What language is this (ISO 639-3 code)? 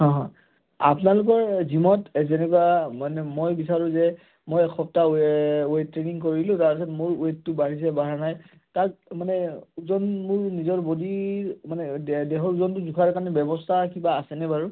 asm